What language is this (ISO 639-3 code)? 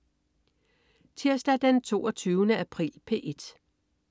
dan